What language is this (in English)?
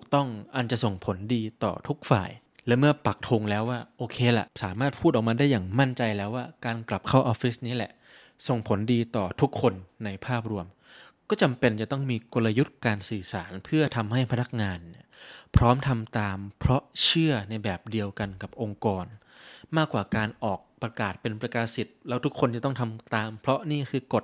Thai